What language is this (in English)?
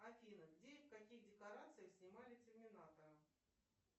Russian